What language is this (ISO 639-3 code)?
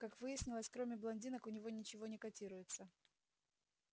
rus